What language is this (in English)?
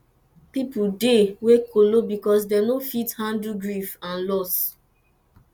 Nigerian Pidgin